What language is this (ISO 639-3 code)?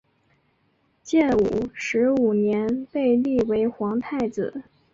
zho